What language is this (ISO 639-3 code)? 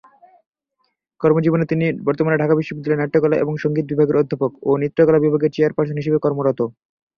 ben